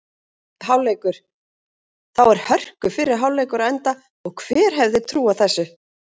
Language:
Icelandic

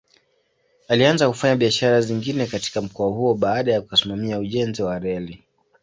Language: Swahili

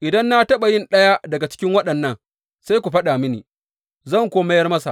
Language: Hausa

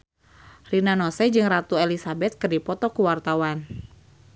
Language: Sundanese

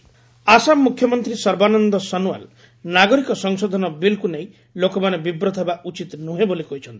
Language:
Odia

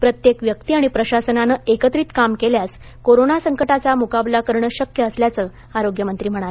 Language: Marathi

